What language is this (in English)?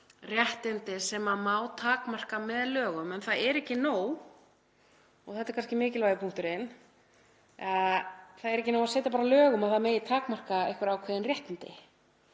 Icelandic